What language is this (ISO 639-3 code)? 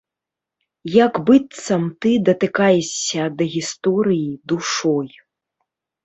bel